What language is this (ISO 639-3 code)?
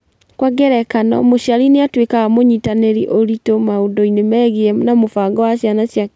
kik